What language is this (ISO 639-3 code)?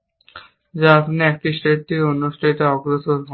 ben